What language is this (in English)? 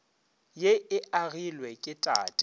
Northern Sotho